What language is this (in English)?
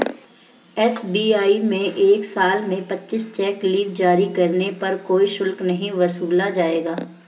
Hindi